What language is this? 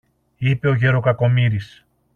Greek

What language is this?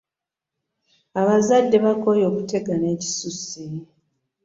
Ganda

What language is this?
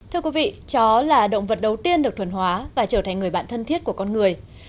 Vietnamese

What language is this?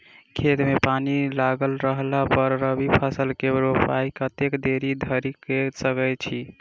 Maithili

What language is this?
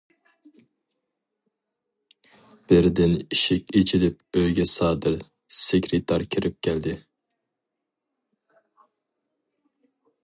Uyghur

